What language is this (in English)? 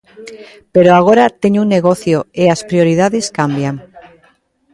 Galician